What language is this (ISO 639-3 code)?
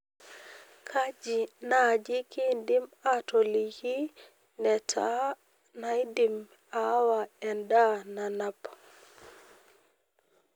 mas